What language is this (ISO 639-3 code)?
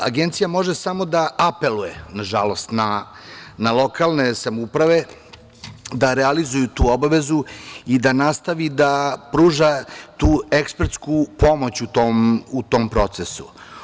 srp